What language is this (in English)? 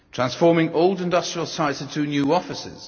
English